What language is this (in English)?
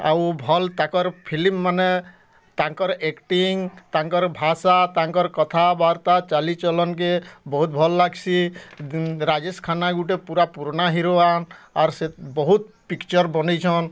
Odia